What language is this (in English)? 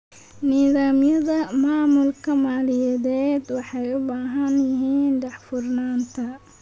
Somali